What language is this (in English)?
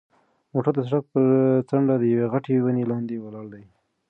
Pashto